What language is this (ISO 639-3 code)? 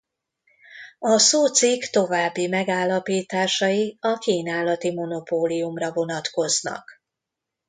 hun